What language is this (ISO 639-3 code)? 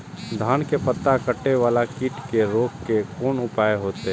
mai